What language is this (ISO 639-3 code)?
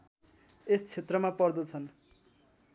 nep